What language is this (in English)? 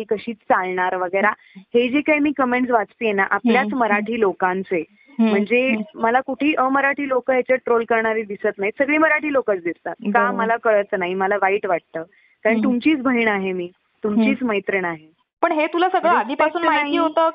Marathi